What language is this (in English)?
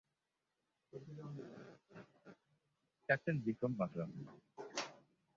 Bangla